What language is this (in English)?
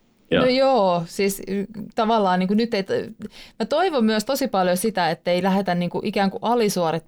Finnish